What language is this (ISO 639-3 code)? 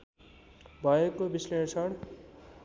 nep